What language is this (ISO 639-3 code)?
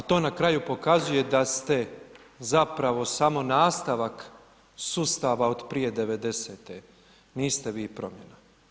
hrv